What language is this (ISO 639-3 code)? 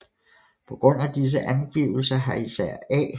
dan